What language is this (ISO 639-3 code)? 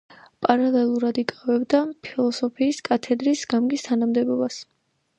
kat